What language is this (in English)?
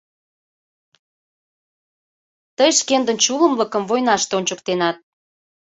Mari